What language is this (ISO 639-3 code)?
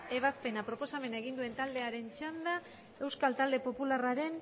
eus